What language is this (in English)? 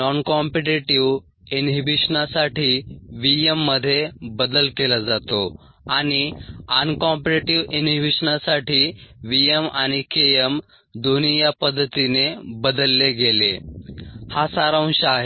Marathi